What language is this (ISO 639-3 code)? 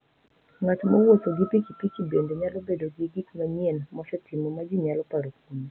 luo